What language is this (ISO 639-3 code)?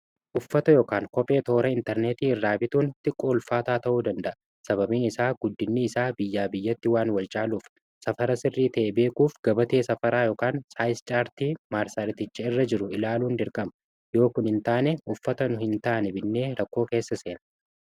orm